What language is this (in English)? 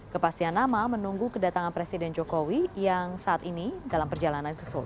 Indonesian